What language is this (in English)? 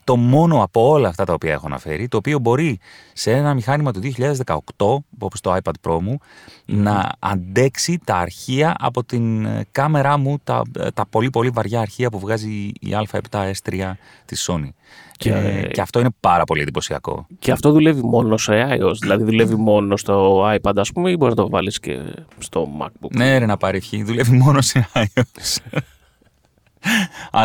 Greek